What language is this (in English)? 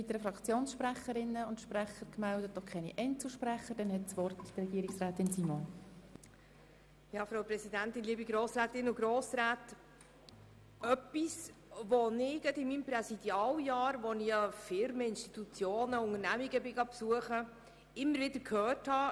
Swiss German